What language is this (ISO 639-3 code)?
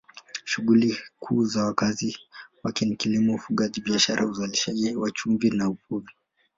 swa